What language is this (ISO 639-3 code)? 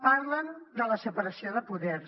cat